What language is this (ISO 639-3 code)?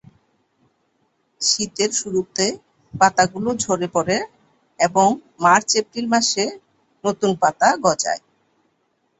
ben